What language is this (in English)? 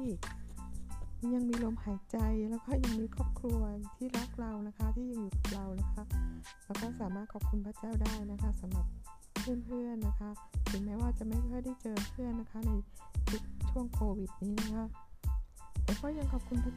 Thai